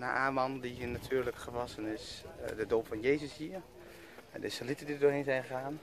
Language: Dutch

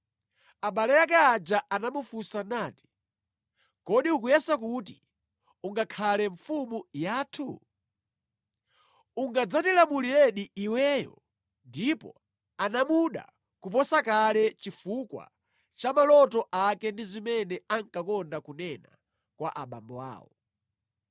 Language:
Nyanja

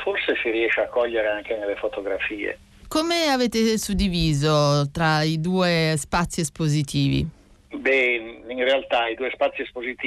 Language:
Italian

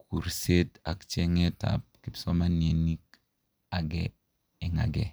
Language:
Kalenjin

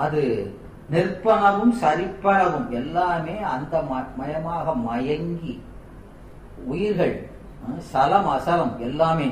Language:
Tamil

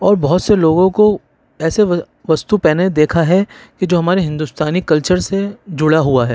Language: Urdu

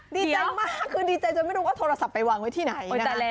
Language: Thai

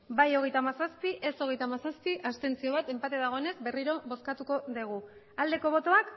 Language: Basque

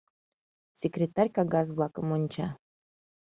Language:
Mari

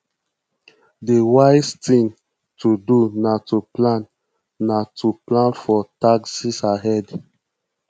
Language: Nigerian Pidgin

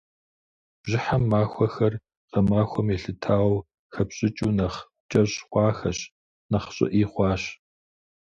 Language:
Kabardian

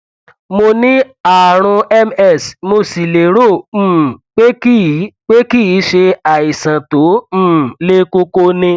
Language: Yoruba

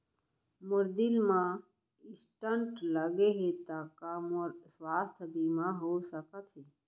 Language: Chhattisgarhi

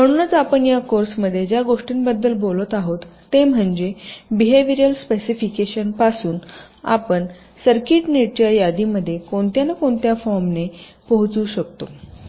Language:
Marathi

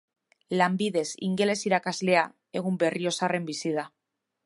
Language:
Basque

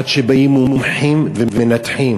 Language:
Hebrew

